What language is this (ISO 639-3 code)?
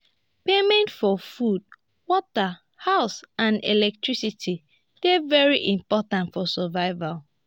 pcm